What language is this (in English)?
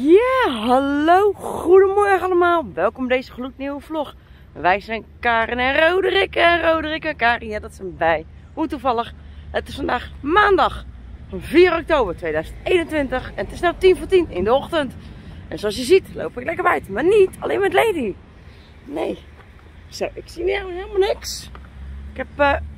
Dutch